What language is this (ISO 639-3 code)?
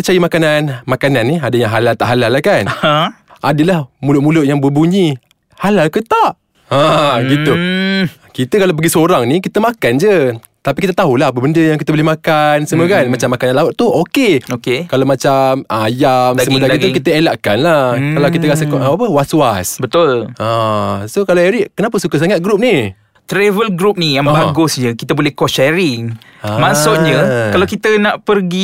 msa